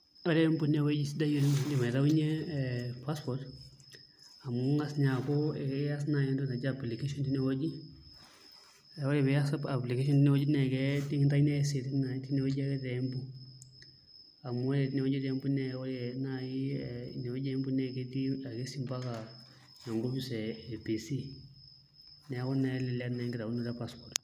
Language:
Masai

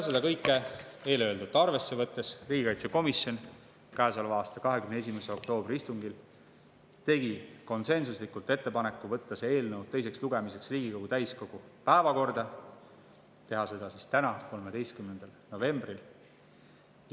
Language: Estonian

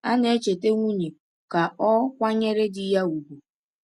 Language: Igbo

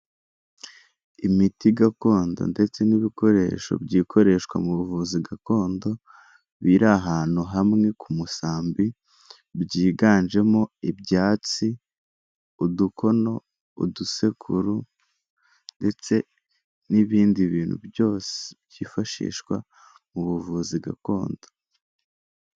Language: Kinyarwanda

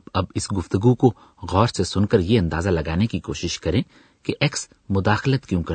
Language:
Urdu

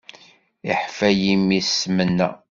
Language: Kabyle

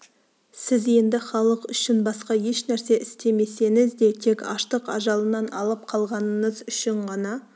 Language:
Kazakh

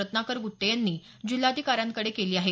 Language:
Marathi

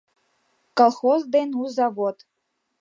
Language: Mari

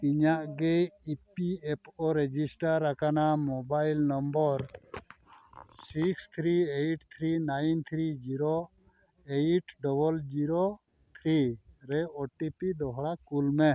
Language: Santali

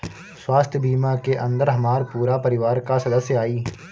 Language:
Bhojpuri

